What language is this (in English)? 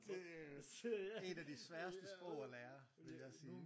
Danish